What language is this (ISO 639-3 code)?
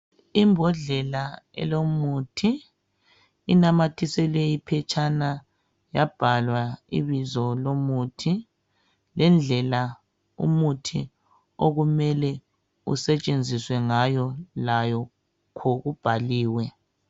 nde